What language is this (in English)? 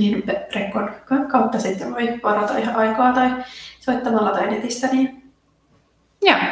Finnish